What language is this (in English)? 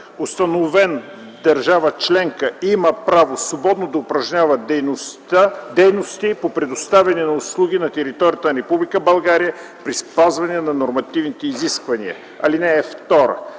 Bulgarian